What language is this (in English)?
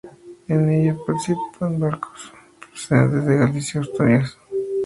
Spanish